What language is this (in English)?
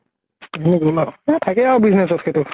Assamese